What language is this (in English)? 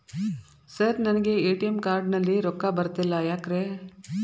Kannada